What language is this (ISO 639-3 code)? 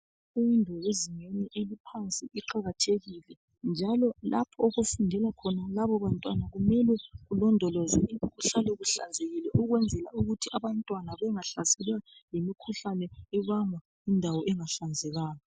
nde